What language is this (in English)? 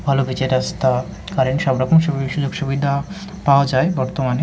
Bangla